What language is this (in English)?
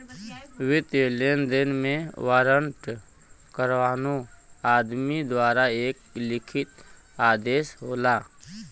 Bhojpuri